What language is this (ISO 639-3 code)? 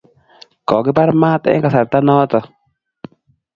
kln